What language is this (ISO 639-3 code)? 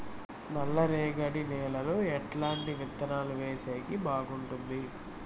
tel